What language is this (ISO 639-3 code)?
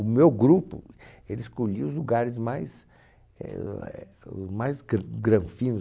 por